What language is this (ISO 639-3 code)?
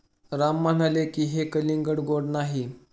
mar